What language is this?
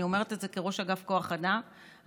Hebrew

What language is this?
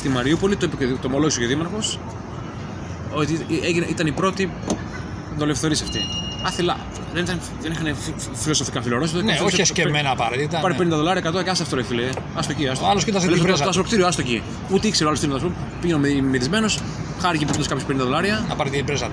Greek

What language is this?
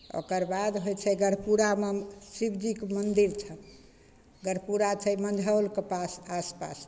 Maithili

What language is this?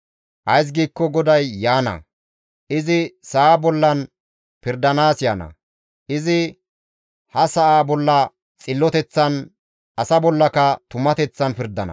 Gamo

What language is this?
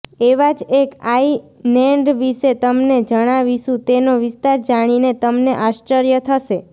Gujarati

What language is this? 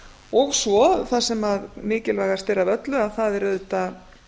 Icelandic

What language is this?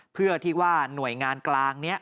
Thai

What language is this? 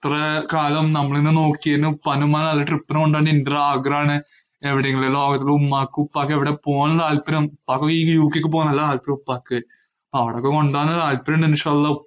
Malayalam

